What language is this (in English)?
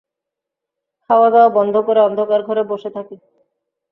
Bangla